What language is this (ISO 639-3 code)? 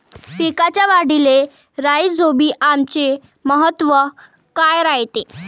mar